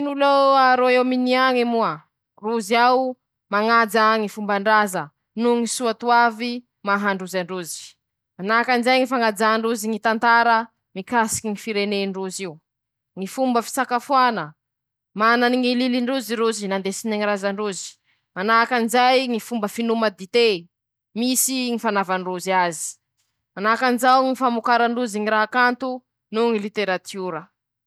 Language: Masikoro Malagasy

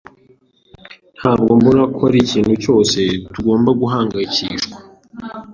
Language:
Kinyarwanda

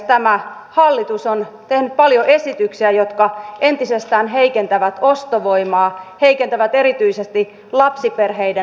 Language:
Finnish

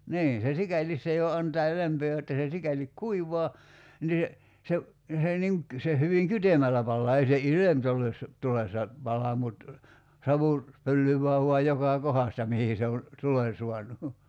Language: Finnish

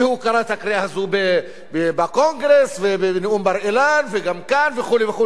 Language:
Hebrew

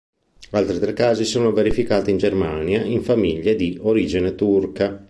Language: Italian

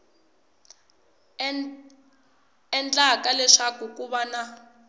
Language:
Tsonga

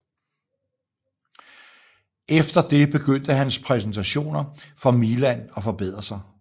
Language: Danish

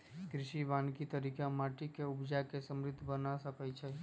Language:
Magahi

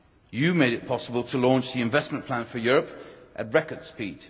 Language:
English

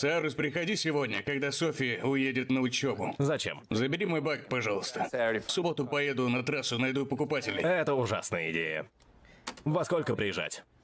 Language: Russian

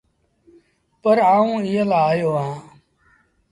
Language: Sindhi Bhil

